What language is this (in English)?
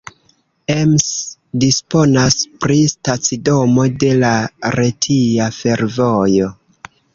Esperanto